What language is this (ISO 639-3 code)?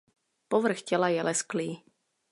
ces